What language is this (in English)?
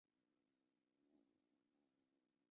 Chinese